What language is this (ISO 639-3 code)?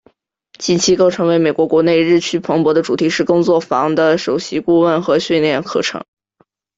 zho